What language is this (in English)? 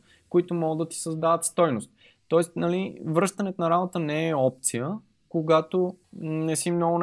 Bulgarian